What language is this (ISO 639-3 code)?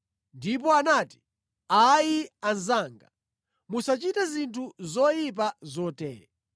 nya